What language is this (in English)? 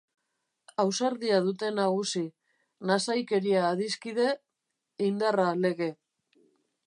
Basque